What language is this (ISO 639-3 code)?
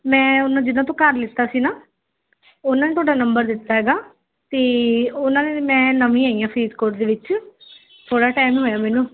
pan